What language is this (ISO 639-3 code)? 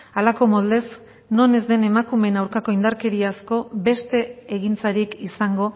eus